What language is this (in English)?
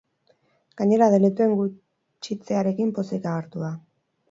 Basque